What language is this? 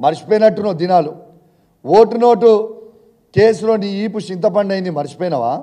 Telugu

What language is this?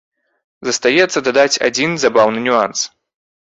Belarusian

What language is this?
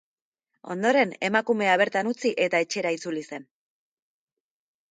Basque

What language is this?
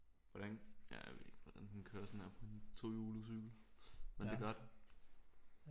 Danish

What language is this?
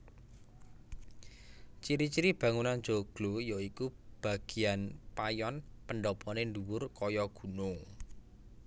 Javanese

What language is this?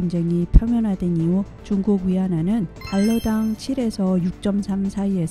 Korean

